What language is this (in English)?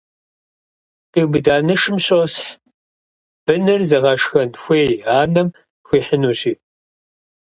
Kabardian